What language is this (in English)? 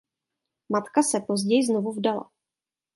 Czech